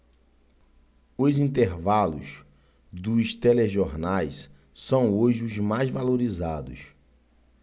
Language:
Portuguese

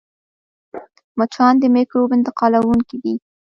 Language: Pashto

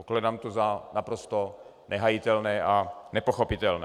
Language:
Czech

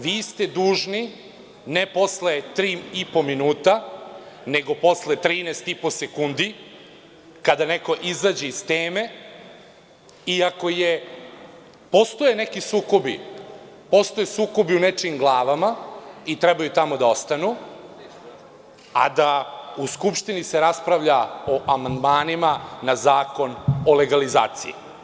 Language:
Serbian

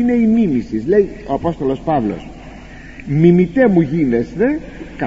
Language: Greek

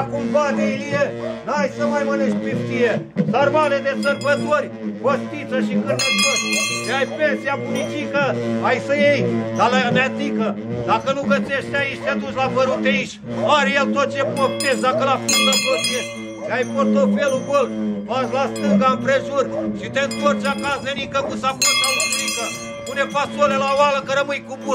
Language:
Romanian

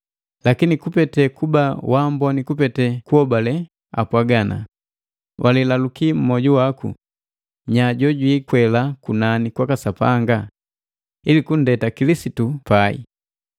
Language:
Matengo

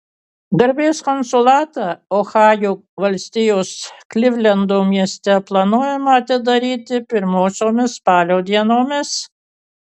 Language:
Lithuanian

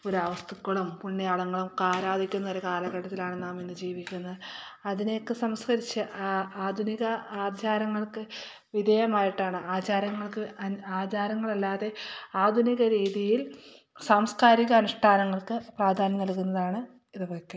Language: Malayalam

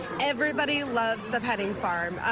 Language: English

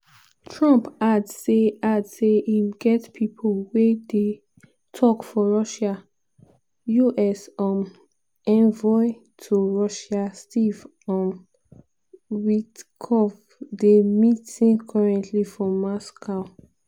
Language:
Nigerian Pidgin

